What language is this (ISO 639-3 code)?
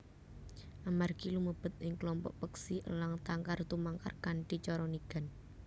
jav